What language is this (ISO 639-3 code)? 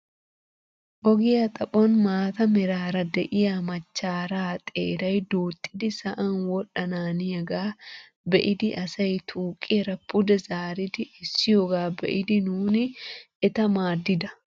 wal